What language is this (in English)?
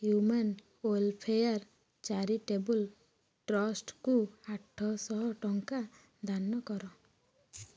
Odia